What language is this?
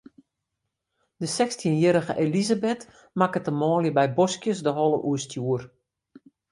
Western Frisian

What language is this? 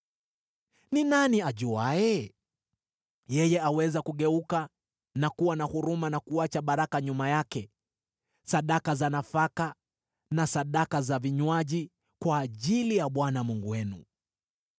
Swahili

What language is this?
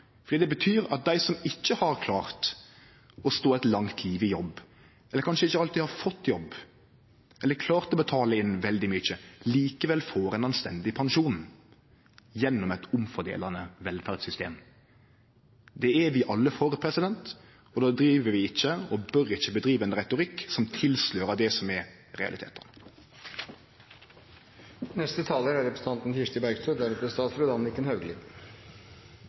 Norwegian Nynorsk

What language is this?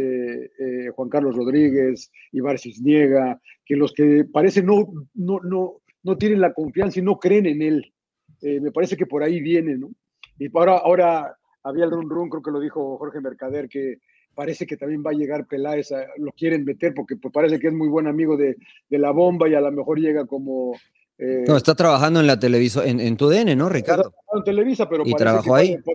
Spanish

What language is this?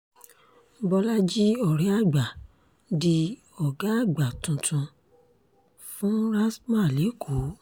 Yoruba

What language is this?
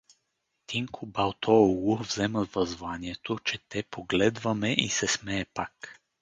Bulgarian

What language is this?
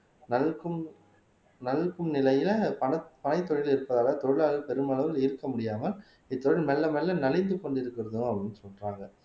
Tamil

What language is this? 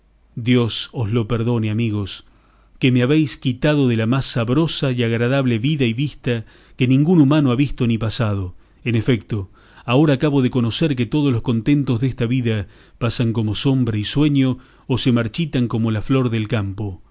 Spanish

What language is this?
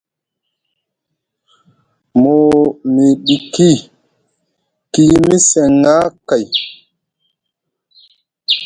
Musgu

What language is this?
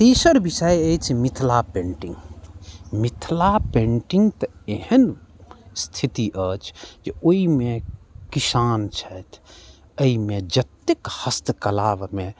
Maithili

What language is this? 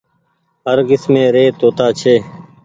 Goaria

